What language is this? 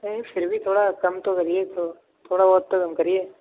Urdu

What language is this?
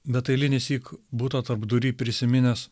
Lithuanian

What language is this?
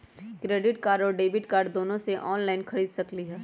Magahi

